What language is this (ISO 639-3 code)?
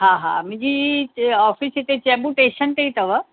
snd